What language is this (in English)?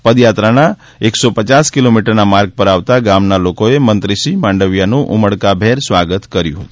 Gujarati